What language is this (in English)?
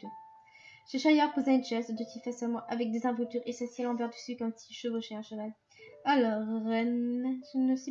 French